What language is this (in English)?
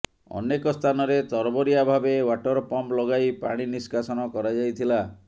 Odia